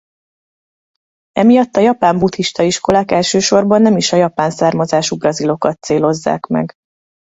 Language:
Hungarian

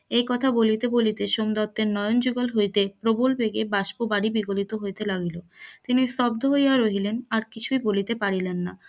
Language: Bangla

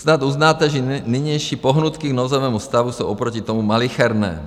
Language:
Czech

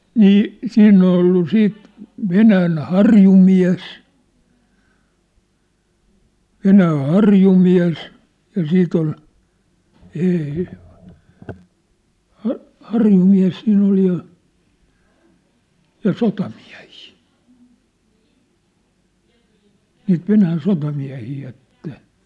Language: Finnish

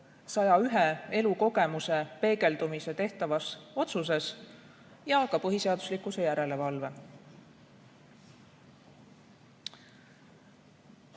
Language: Estonian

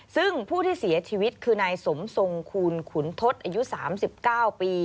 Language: Thai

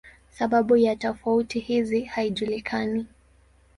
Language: Swahili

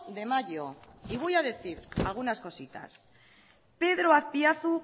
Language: Spanish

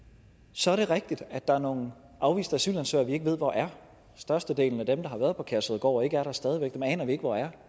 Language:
Danish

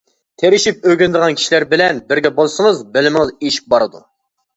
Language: Uyghur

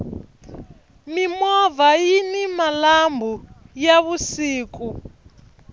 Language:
Tsonga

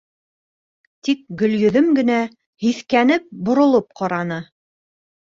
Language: Bashkir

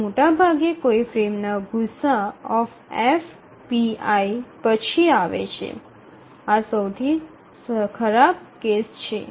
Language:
Gujarati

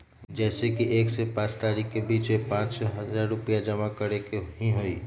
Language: Magahi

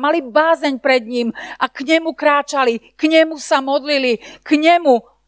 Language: Slovak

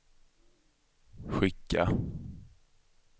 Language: Swedish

